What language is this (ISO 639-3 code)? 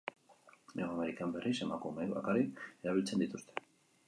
eus